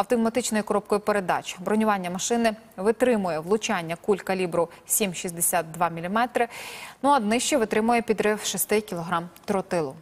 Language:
Ukrainian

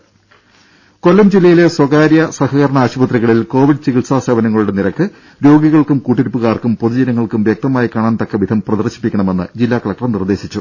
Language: Malayalam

